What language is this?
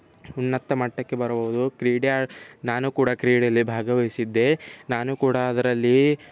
Kannada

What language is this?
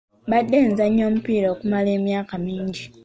Ganda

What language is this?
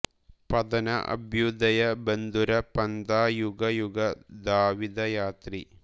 Malayalam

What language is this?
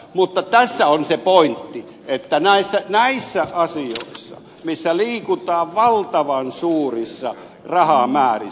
Finnish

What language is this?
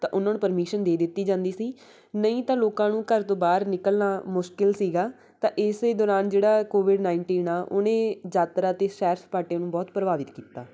Punjabi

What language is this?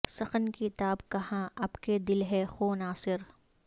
Urdu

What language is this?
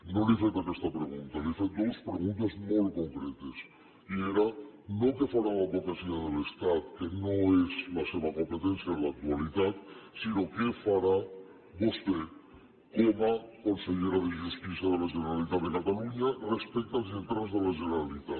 Catalan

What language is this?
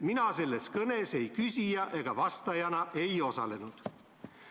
Estonian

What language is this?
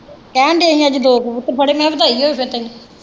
Punjabi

